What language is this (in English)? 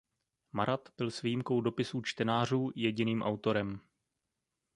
Czech